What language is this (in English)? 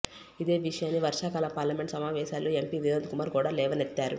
Telugu